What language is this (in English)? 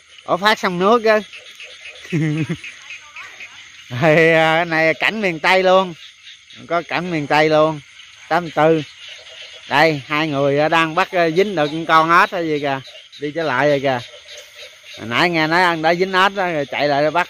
Vietnamese